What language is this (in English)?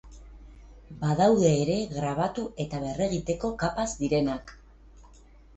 Basque